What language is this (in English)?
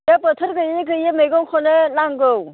Bodo